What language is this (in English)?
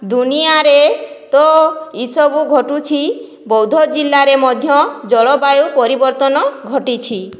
Odia